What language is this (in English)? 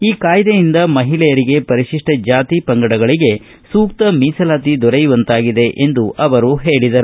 Kannada